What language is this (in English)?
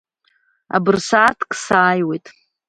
Abkhazian